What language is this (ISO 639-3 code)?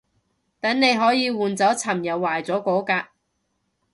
yue